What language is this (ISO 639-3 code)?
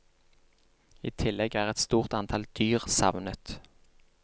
nor